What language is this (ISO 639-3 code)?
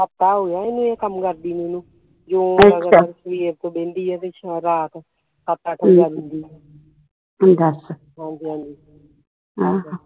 pan